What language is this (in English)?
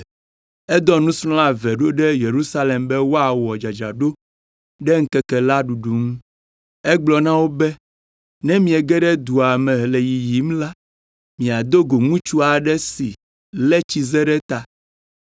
Ewe